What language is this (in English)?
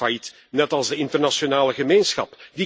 Dutch